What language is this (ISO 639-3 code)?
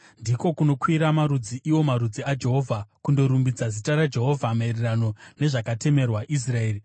sna